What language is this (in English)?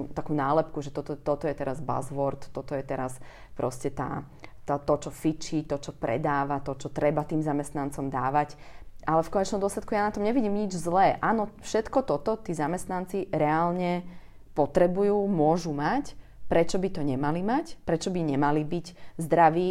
Slovak